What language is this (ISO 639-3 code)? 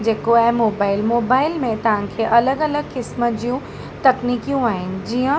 snd